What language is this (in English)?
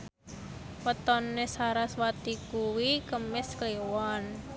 Javanese